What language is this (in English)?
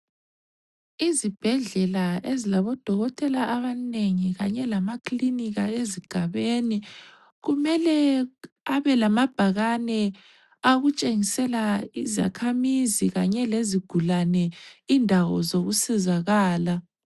North Ndebele